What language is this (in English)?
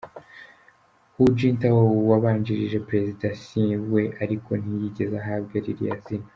Kinyarwanda